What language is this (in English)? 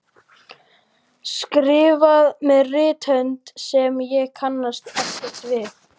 Icelandic